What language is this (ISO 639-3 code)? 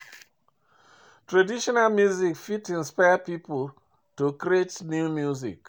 pcm